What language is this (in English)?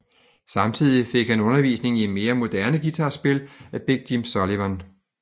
Danish